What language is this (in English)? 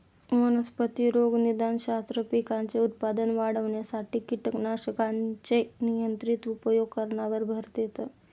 Marathi